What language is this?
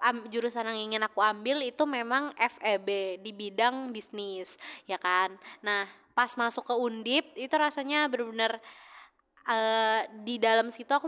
Indonesian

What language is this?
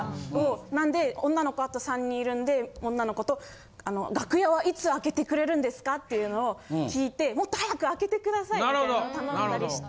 Japanese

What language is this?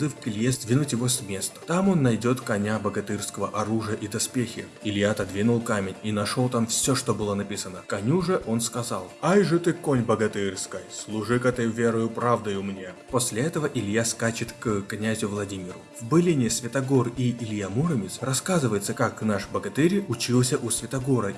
Russian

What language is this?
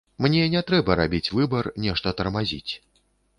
Belarusian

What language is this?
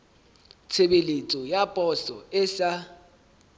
Southern Sotho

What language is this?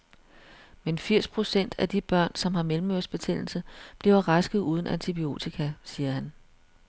Danish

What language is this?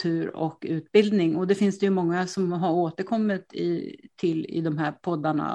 Swedish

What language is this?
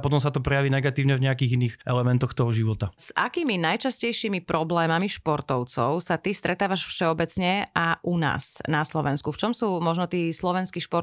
Slovak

